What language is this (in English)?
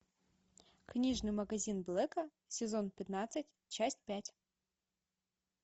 Russian